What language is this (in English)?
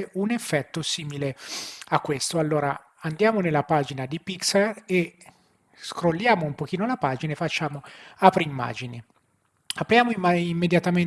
Italian